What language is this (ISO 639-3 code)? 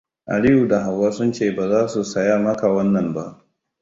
hau